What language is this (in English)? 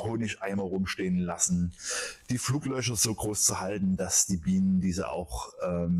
German